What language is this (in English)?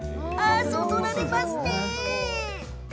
Japanese